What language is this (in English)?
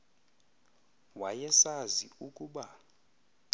Xhosa